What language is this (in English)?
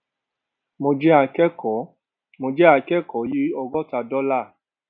Yoruba